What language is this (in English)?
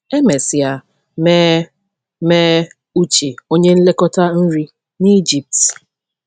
Igbo